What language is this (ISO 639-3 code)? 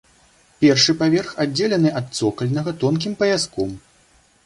bel